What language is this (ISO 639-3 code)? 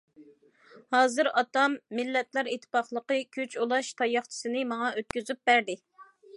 uig